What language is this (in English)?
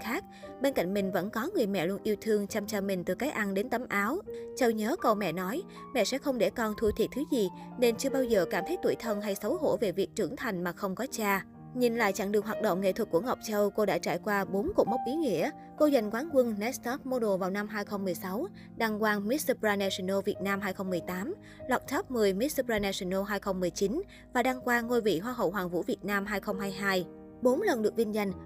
Vietnamese